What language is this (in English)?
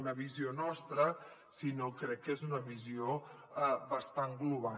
Catalan